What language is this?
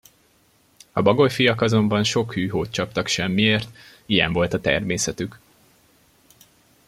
Hungarian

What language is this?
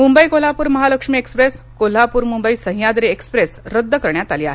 Marathi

